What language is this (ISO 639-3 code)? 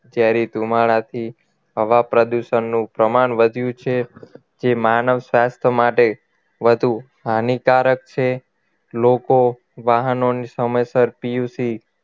guj